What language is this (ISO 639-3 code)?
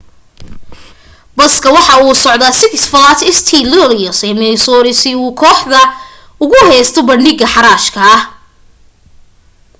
som